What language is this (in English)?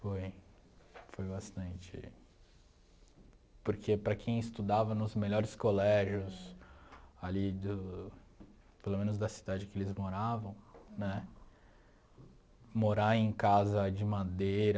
Portuguese